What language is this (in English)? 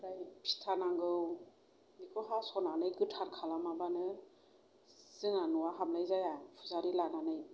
Bodo